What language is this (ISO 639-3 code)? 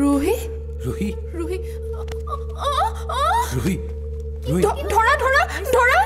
hin